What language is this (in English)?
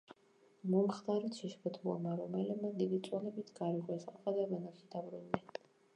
Georgian